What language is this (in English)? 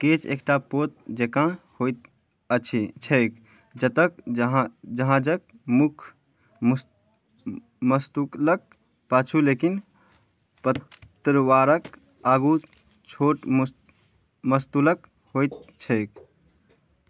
Maithili